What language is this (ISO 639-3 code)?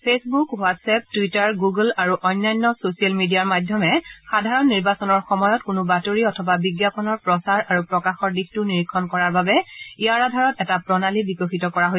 asm